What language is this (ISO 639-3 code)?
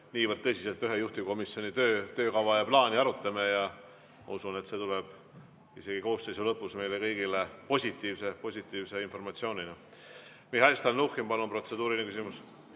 est